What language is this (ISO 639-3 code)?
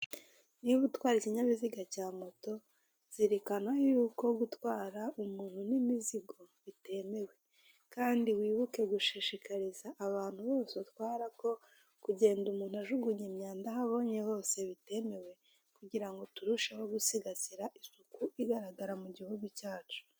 kin